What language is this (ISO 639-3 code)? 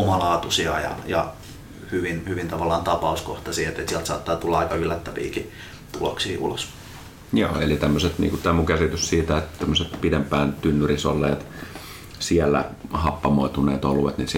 fin